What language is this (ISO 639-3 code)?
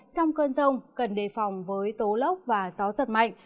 vie